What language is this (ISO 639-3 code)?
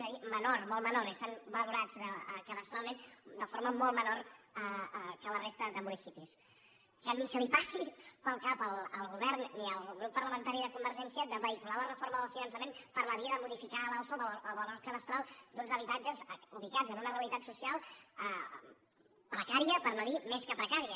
cat